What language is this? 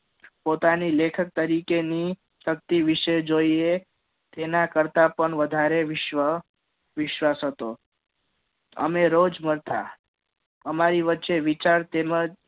Gujarati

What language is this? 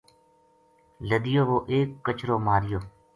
Gujari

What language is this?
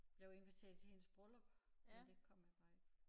Danish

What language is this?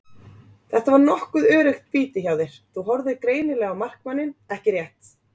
Icelandic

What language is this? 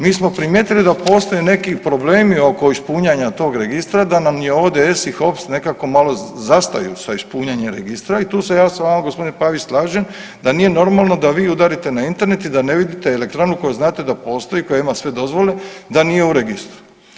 Croatian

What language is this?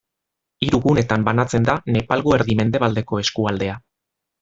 Basque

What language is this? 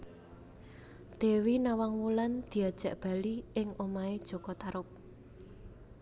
Javanese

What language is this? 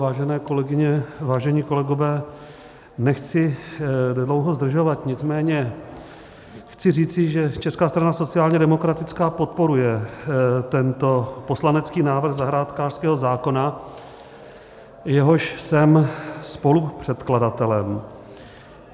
Czech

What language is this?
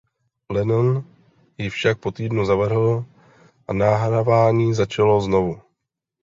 Czech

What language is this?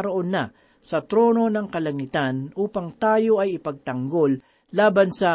Filipino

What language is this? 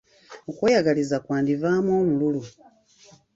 Ganda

